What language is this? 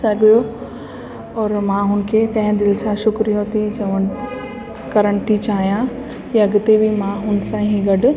Sindhi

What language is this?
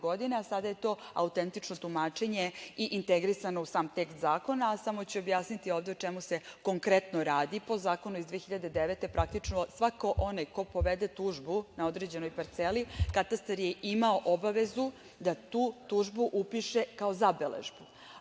Serbian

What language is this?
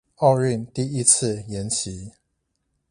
Chinese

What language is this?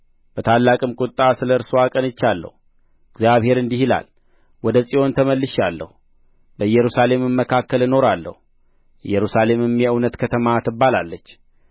Amharic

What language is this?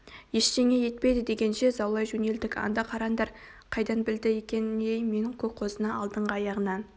Kazakh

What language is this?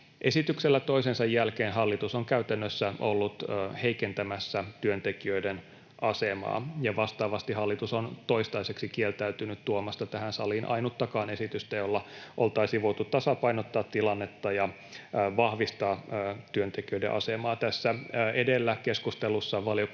Finnish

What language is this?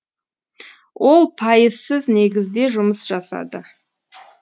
Kazakh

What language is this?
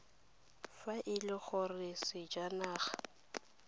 Tswana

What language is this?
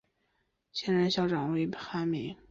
Chinese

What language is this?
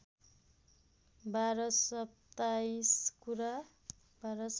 Nepali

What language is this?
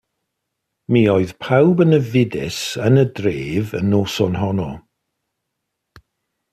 Welsh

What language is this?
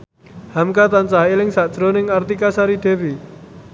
Javanese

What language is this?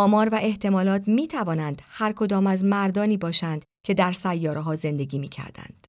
Persian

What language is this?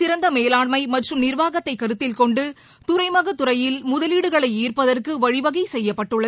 Tamil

